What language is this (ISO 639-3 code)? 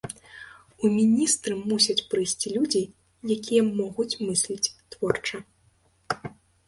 bel